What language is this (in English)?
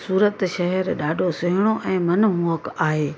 Sindhi